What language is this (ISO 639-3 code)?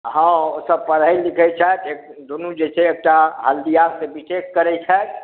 mai